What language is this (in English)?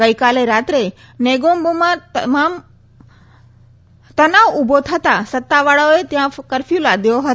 Gujarati